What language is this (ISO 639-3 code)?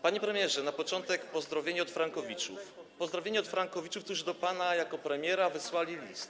pol